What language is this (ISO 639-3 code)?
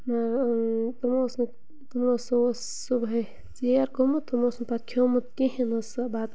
kas